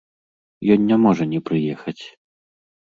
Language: Belarusian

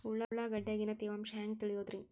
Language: Kannada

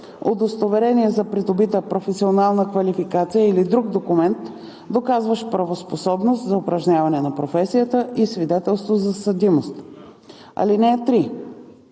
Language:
Bulgarian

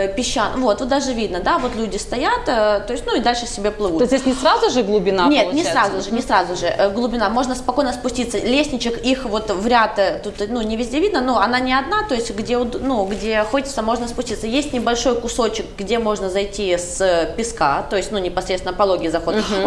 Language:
Russian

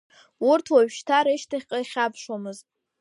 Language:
Abkhazian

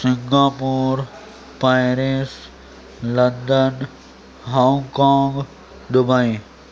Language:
Urdu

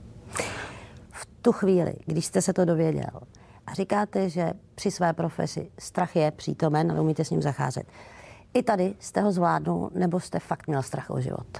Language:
Czech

